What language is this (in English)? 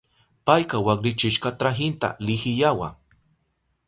Southern Pastaza Quechua